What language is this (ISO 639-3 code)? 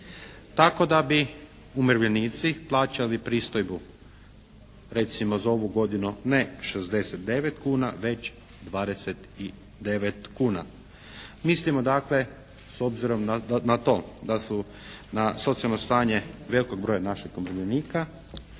hrv